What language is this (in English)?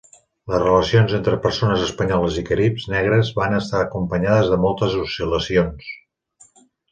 Catalan